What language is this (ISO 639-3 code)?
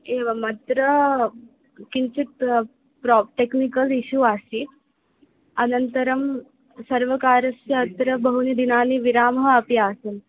san